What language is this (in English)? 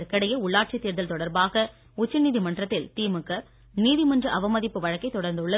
Tamil